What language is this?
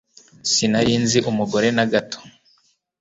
Kinyarwanda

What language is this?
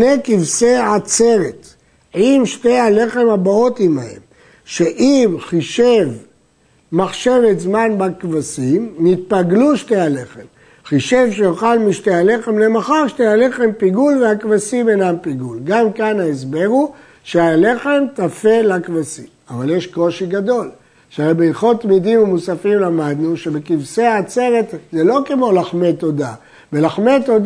Hebrew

